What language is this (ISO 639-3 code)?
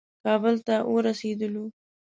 pus